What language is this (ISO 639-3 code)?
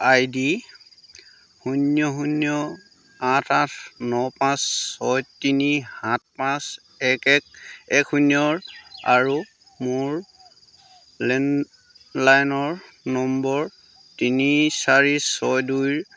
asm